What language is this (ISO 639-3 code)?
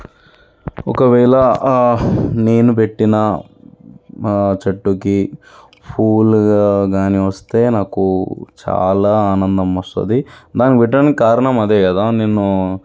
tel